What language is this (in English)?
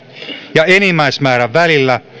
Finnish